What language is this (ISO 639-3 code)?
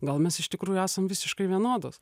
lit